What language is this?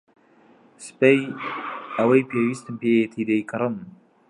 Central Kurdish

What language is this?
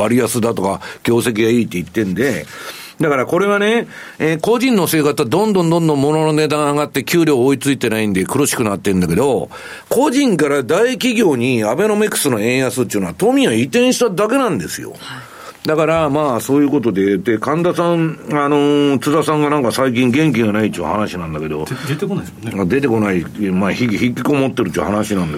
Japanese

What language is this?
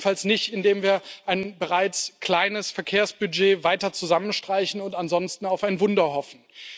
German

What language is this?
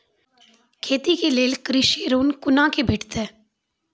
Maithili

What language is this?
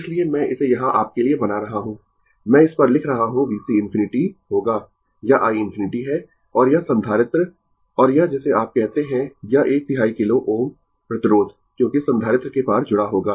Hindi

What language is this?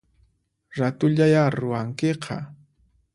Puno Quechua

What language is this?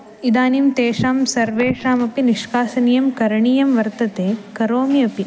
Sanskrit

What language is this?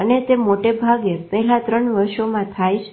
Gujarati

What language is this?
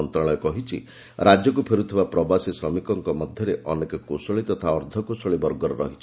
Odia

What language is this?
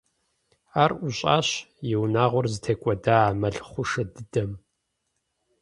Kabardian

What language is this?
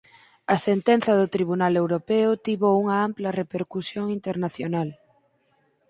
Galician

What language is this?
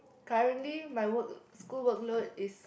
English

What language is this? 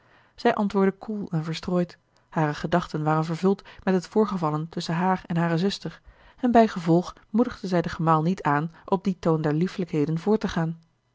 Dutch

